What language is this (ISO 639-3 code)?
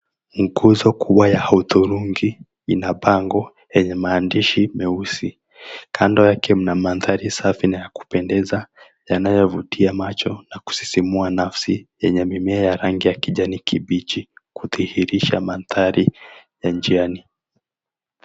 swa